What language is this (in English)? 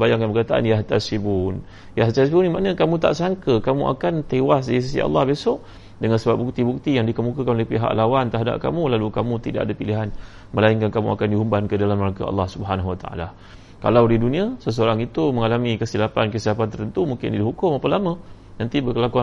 Malay